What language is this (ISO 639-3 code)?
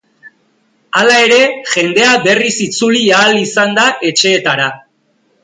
eus